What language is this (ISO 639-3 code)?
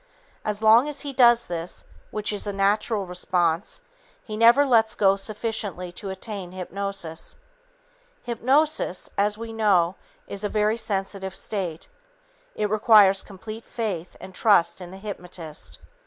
eng